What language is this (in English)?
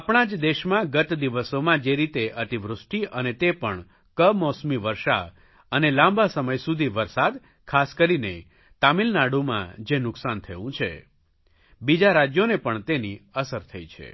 Gujarati